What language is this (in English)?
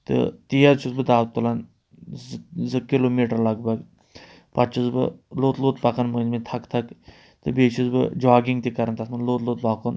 Kashmiri